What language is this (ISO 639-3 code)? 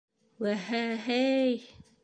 bak